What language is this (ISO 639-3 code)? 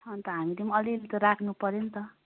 nep